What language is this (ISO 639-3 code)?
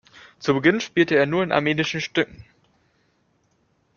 deu